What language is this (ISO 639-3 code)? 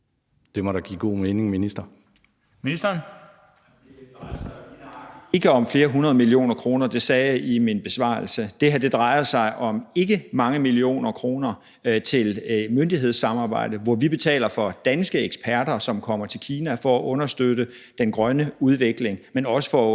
dan